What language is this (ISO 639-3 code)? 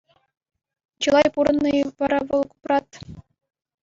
chv